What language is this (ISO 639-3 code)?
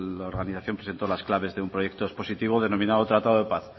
spa